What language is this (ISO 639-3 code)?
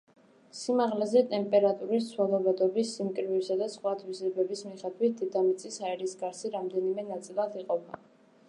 kat